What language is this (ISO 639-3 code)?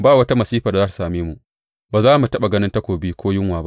hau